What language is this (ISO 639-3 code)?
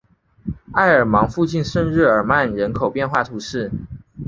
zho